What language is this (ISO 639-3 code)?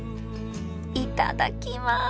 jpn